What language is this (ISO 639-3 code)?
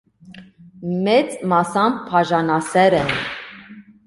hye